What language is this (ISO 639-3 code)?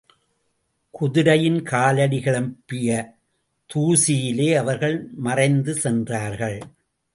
tam